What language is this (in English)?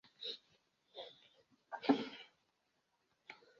Bebele